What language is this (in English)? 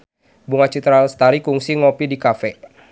Sundanese